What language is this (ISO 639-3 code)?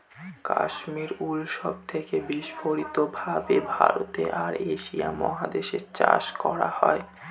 ben